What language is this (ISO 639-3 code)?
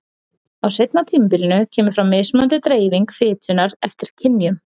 isl